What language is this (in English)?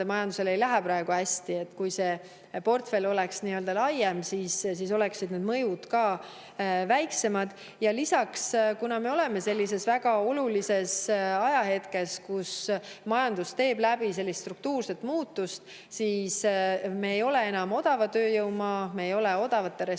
Estonian